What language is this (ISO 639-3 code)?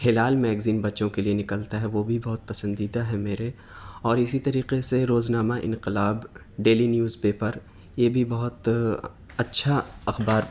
urd